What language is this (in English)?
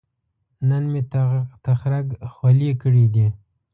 Pashto